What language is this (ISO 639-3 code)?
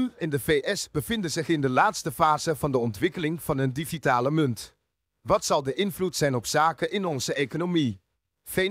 nld